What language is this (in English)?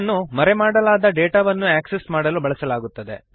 Kannada